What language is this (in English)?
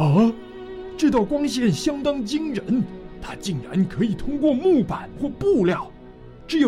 Chinese